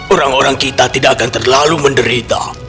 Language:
Indonesian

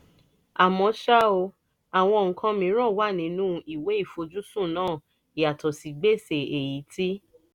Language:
Yoruba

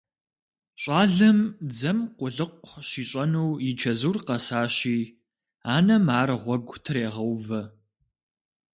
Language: Kabardian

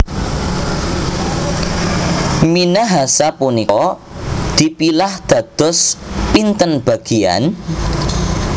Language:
Javanese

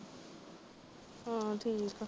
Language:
Punjabi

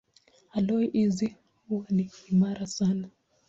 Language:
Swahili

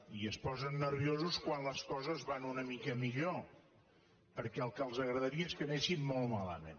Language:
Catalan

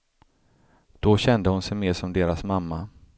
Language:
Swedish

